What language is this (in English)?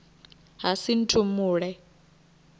Venda